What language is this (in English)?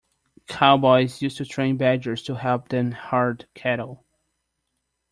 English